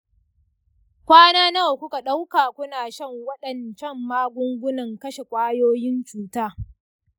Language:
Hausa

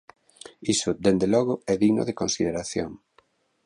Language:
Galician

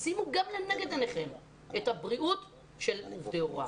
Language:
Hebrew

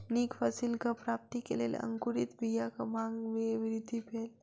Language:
Maithili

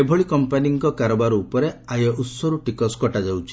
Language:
Odia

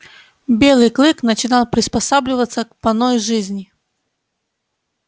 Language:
Russian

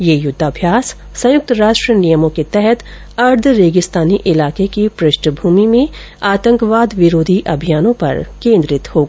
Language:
Hindi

